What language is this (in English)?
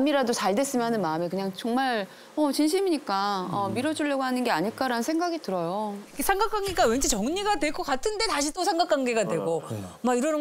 Korean